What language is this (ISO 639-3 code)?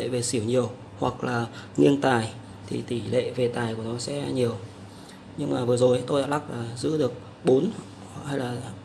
vie